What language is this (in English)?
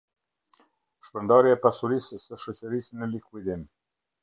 Albanian